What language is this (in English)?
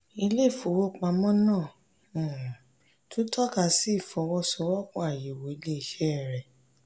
Yoruba